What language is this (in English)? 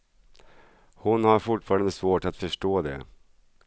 Swedish